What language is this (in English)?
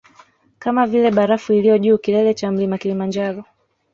Swahili